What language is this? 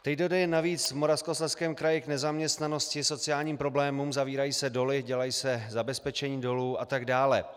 Czech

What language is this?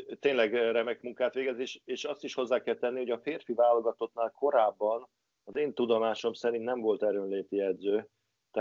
Hungarian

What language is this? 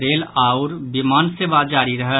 Maithili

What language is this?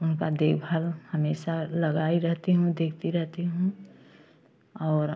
Hindi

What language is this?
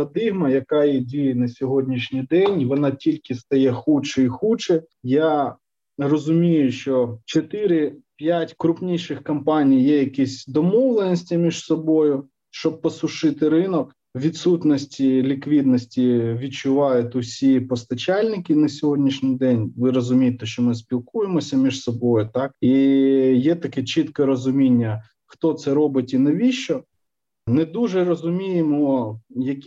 Ukrainian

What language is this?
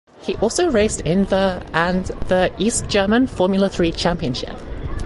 English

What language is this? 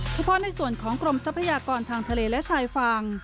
Thai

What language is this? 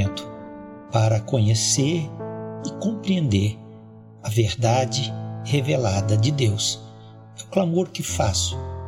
Portuguese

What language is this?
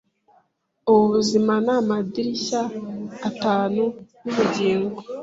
Kinyarwanda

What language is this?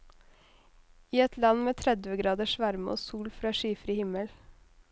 Norwegian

